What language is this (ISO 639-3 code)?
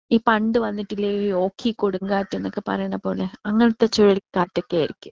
mal